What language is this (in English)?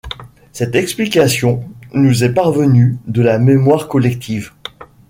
French